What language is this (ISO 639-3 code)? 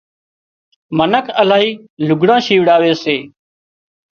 kxp